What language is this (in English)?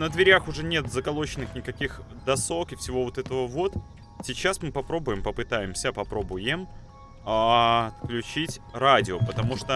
Russian